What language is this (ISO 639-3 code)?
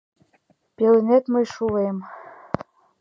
chm